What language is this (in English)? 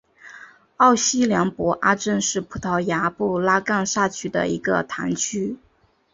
Chinese